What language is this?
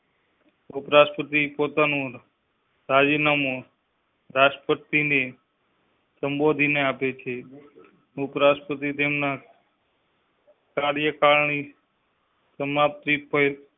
Gujarati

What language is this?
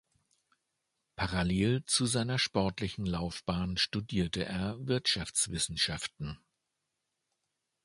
German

